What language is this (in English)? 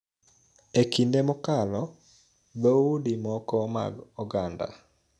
Luo (Kenya and Tanzania)